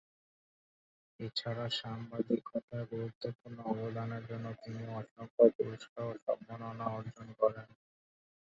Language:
Bangla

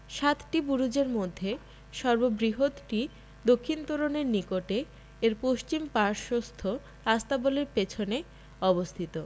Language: Bangla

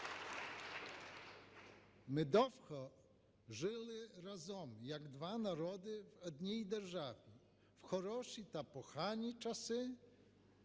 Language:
Ukrainian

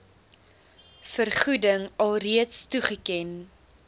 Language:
Afrikaans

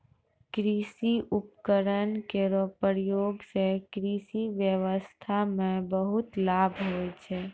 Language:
Maithili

